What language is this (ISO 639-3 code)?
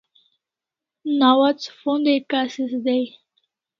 kls